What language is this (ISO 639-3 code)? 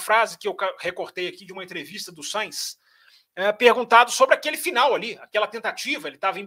por